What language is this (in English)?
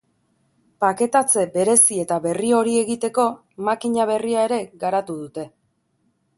Basque